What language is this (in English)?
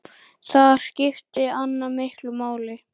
Icelandic